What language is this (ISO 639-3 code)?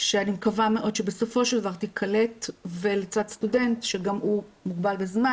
heb